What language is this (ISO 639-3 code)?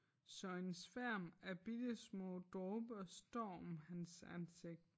dan